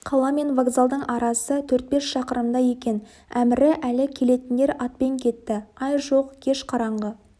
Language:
Kazakh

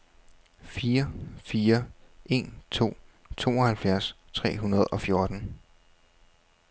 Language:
Danish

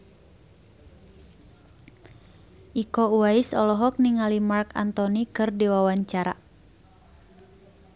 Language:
Sundanese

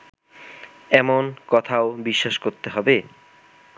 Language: Bangla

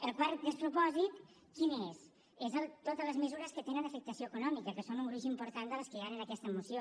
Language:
Catalan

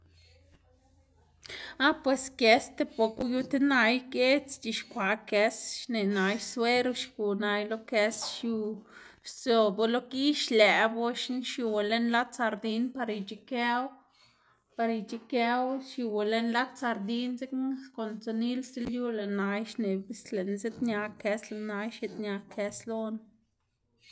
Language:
Xanaguía Zapotec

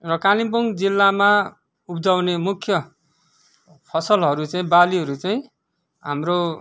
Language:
Nepali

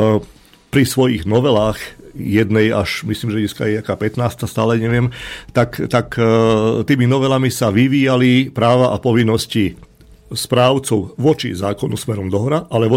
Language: Slovak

